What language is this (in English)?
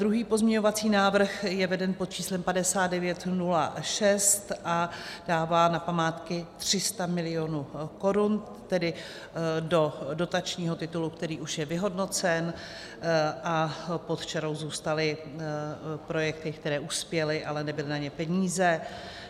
Czech